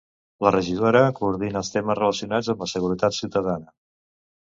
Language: Catalan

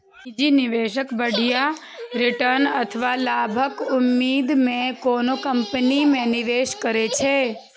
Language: Maithili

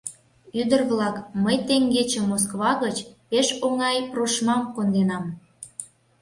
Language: Mari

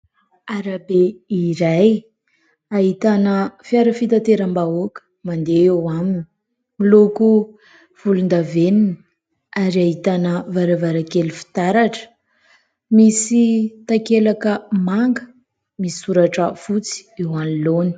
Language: Malagasy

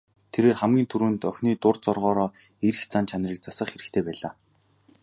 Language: Mongolian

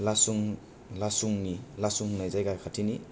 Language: Bodo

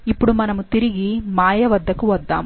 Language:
Telugu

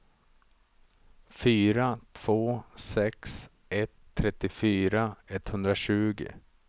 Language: Swedish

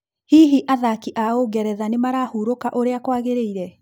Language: Kikuyu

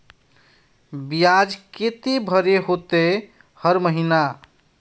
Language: Magahi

